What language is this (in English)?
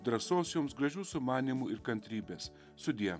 Lithuanian